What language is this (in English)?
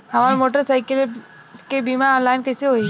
Bhojpuri